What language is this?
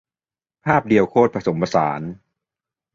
Thai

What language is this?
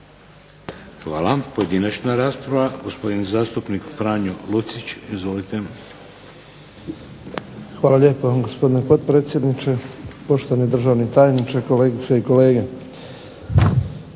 Croatian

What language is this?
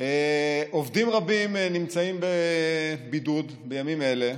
Hebrew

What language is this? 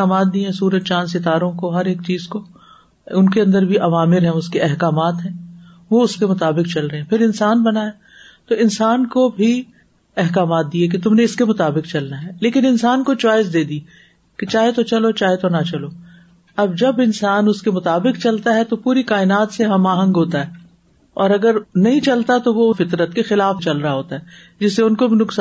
Urdu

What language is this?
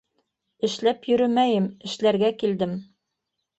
Bashkir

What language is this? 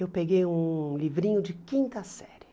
Portuguese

